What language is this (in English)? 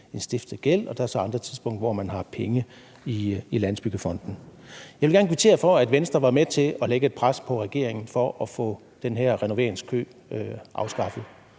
Danish